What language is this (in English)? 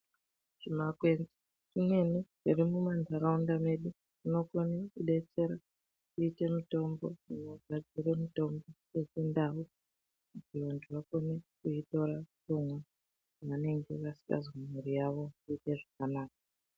Ndau